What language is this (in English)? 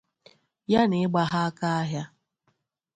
Igbo